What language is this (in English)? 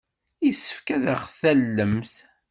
Kabyle